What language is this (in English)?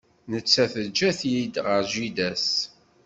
Kabyle